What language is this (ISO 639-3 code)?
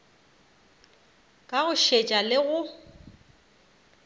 nso